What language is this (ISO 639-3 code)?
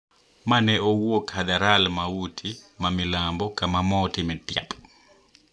luo